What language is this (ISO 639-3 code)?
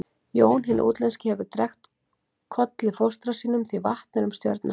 isl